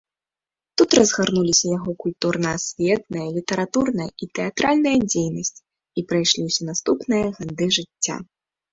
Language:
Belarusian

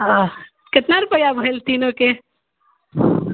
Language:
Maithili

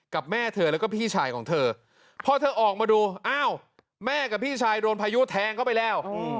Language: Thai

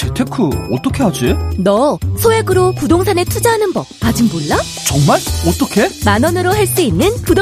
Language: Korean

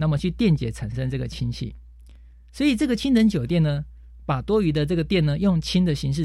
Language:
Chinese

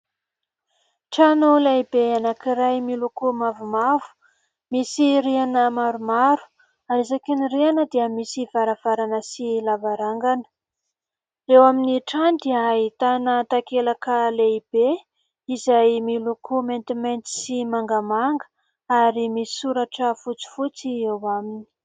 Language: Malagasy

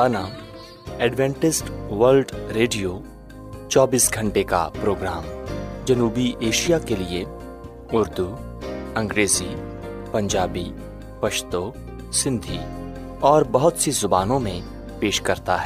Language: Urdu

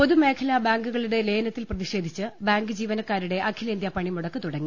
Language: Malayalam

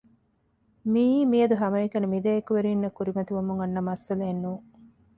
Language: Divehi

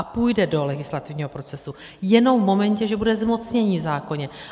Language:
Czech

